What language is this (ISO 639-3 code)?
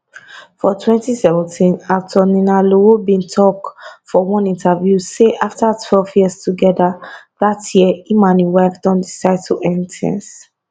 pcm